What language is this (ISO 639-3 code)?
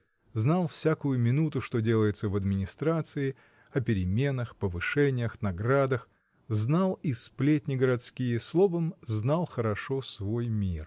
rus